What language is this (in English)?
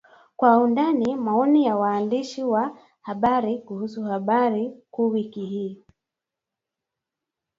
Swahili